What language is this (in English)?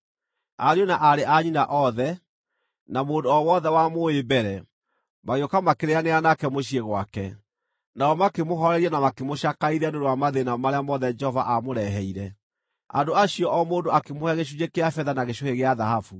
Kikuyu